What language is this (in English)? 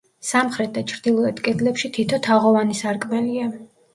Georgian